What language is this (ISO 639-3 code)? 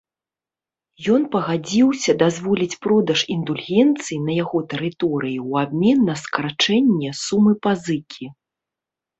bel